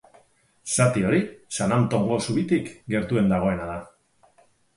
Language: Basque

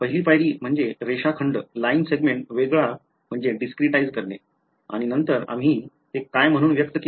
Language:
Marathi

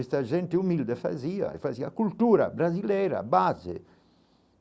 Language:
Portuguese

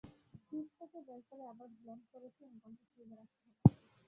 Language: Bangla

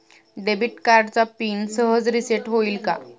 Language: Marathi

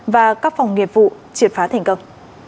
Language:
Vietnamese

